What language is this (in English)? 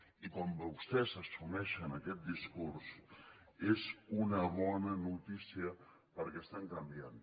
Catalan